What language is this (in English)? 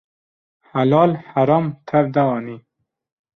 Kurdish